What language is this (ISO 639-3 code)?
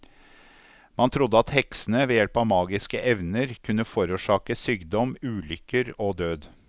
nor